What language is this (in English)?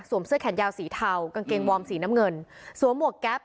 Thai